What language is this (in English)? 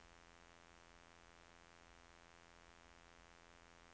Norwegian